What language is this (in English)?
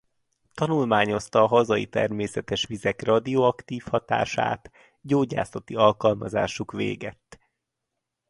Hungarian